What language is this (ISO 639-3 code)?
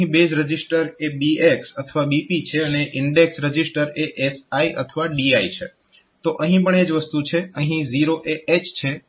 guj